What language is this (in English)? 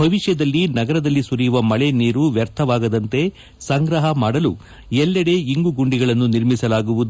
Kannada